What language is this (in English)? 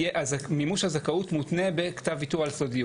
Hebrew